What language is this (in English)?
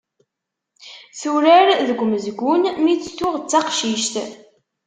Kabyle